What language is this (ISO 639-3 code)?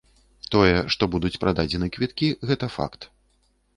bel